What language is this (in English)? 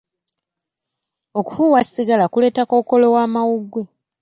Ganda